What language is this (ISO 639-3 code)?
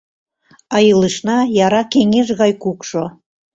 chm